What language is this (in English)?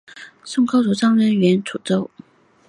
Chinese